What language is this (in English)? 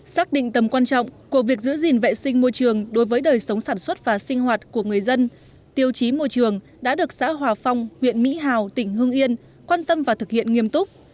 Vietnamese